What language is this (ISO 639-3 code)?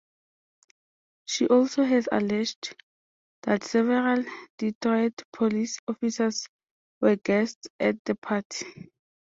eng